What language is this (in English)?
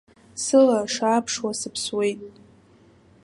Abkhazian